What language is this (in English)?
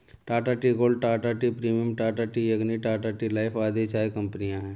Hindi